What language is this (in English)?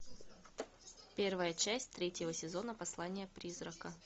Russian